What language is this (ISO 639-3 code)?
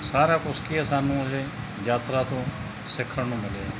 pan